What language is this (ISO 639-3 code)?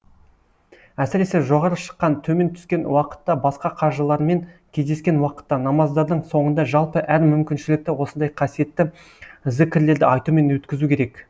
kaz